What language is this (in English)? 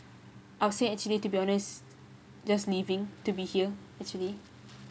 English